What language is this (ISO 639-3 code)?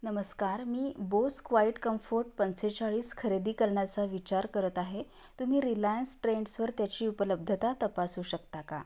mar